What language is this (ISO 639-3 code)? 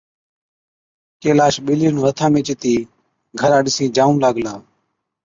odk